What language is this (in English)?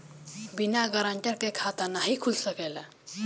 Bhojpuri